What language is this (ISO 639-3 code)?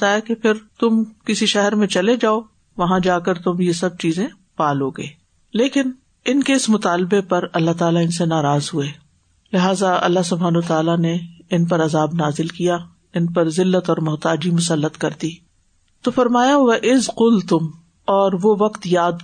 urd